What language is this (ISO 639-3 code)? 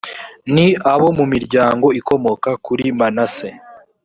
kin